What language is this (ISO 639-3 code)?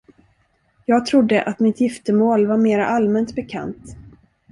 swe